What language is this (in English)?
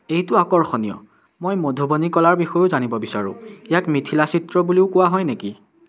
Assamese